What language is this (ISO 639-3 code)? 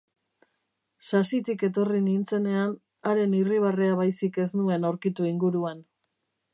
eus